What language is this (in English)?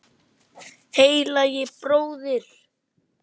Icelandic